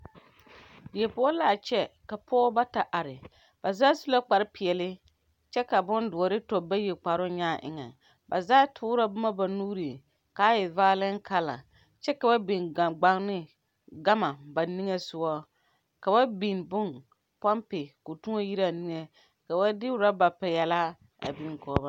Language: Southern Dagaare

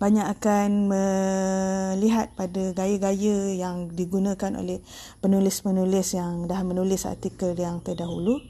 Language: Malay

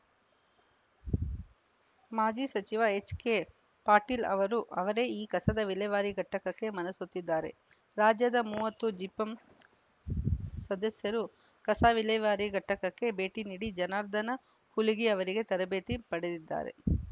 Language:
Kannada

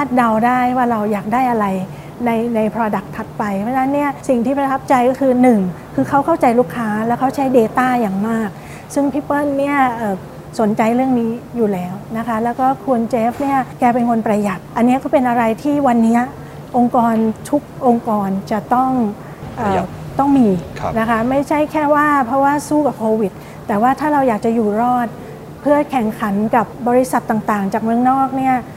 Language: Thai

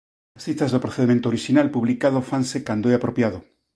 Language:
Galician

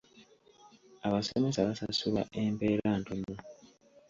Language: Ganda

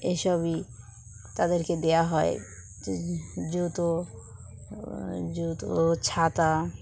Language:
Bangla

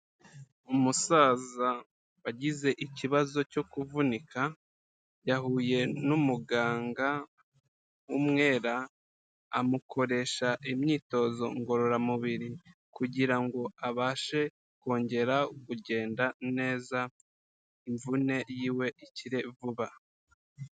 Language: Kinyarwanda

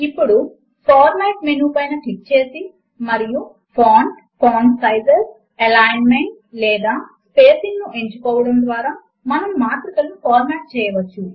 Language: Telugu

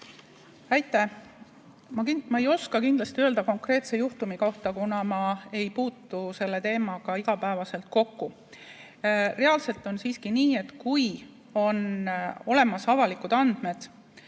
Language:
Estonian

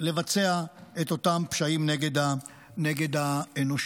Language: Hebrew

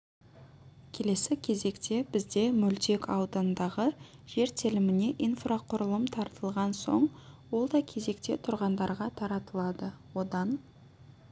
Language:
Kazakh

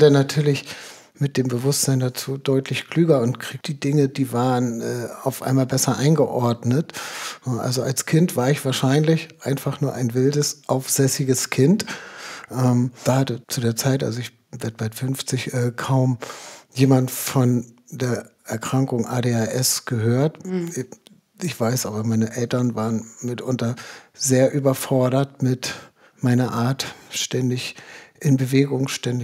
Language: German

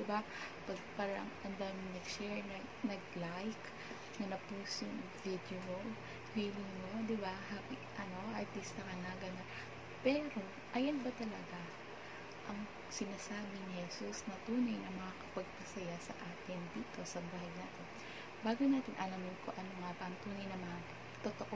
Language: Filipino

